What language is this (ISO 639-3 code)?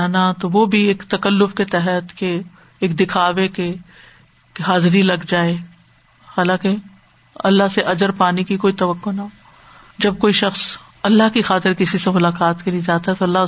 urd